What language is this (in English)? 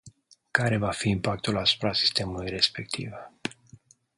Romanian